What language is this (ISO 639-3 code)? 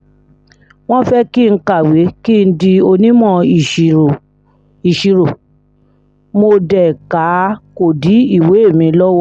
yor